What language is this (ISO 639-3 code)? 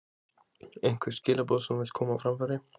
isl